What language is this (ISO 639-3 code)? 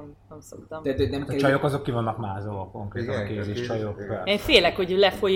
hun